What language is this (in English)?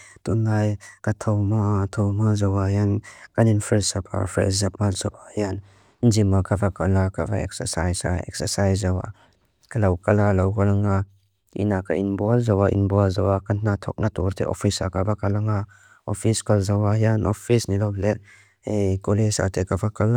Mizo